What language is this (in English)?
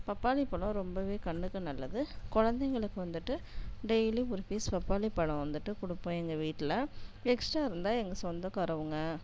Tamil